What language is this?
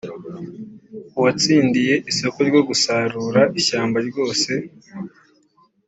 Kinyarwanda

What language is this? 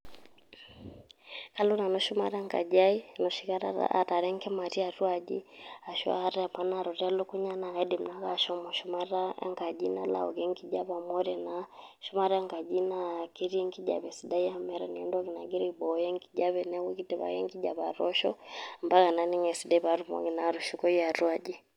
Masai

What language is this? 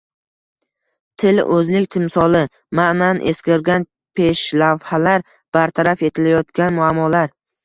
Uzbek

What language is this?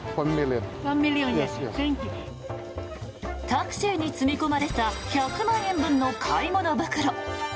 Japanese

